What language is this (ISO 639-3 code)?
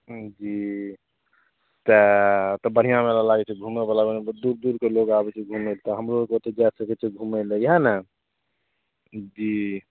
mai